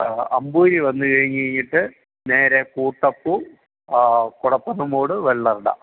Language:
Malayalam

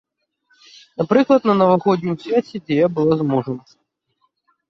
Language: Belarusian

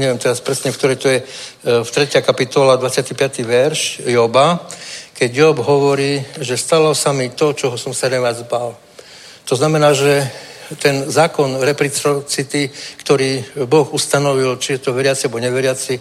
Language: Czech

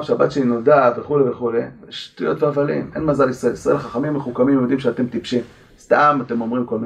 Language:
Hebrew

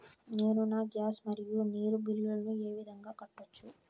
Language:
Telugu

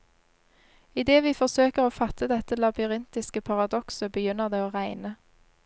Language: Norwegian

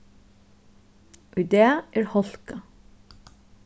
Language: Faroese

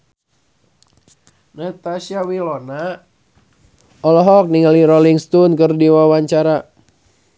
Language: Sundanese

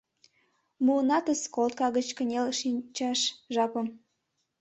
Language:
Mari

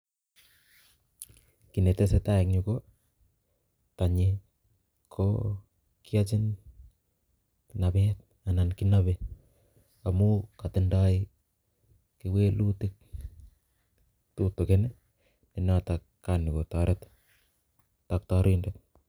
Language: Kalenjin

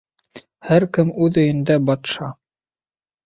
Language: Bashkir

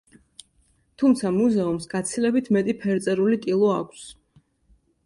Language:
Georgian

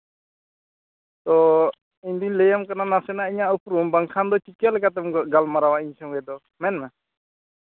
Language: Santali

